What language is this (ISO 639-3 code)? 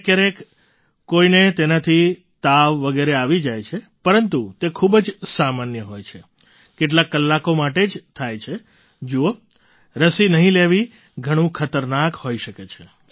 guj